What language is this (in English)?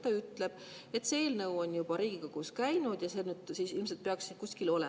Estonian